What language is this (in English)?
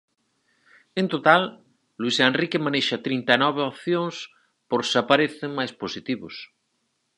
Galician